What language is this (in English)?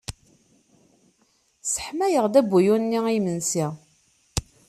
Kabyle